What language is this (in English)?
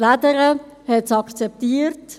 Swiss German